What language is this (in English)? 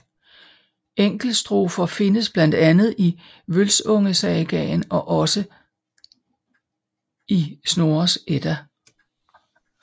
Danish